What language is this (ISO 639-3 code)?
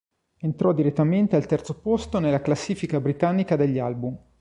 ita